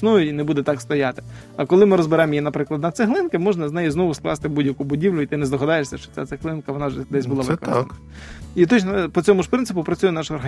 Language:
Ukrainian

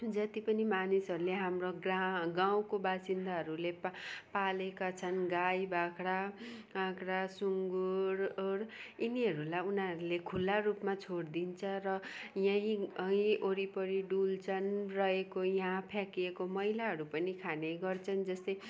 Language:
Nepali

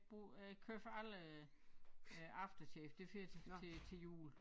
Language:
Danish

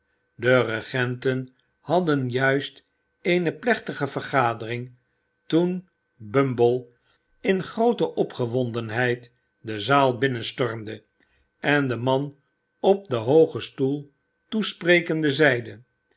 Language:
Dutch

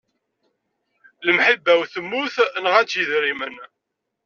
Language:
Kabyle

